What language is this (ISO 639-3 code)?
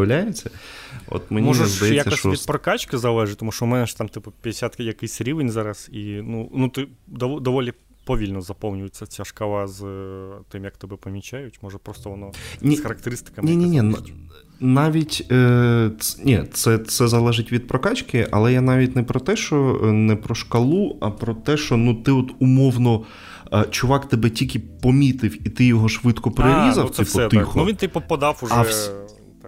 ukr